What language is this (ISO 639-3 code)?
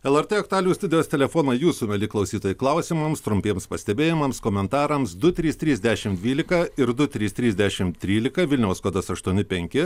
lit